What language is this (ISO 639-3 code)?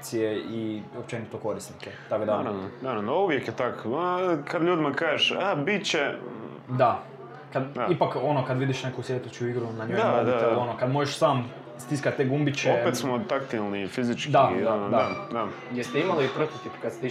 hrv